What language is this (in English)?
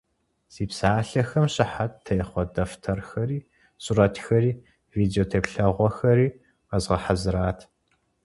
Kabardian